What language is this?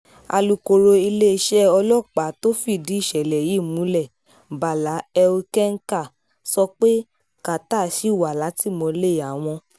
Yoruba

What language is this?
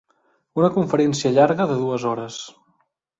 Catalan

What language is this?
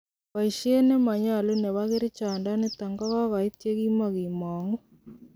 Kalenjin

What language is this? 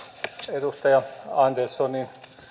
Finnish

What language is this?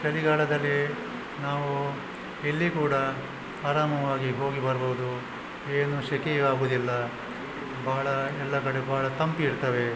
Kannada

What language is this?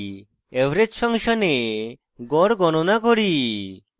Bangla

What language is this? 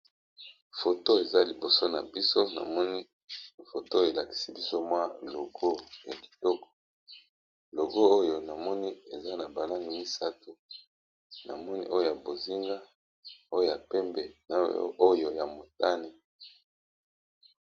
Lingala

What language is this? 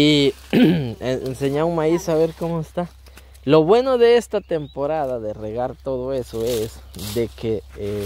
Spanish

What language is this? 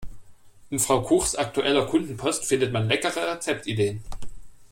German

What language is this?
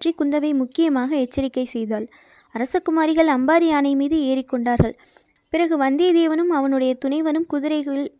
Tamil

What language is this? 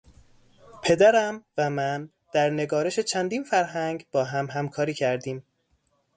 Persian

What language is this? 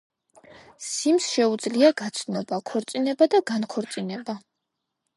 Georgian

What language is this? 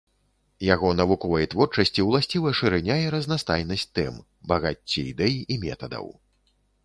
Belarusian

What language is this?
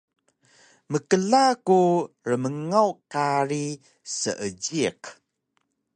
Taroko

